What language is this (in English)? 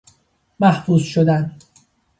Persian